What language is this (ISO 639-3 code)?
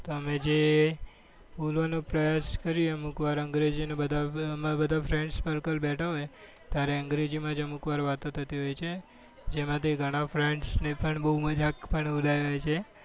guj